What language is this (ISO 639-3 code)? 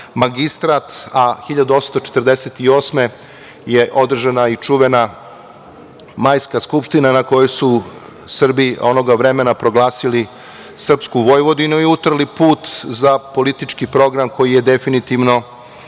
srp